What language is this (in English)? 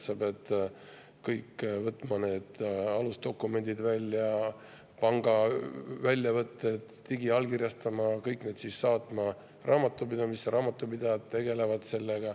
Estonian